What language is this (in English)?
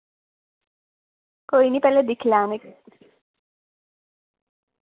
Dogri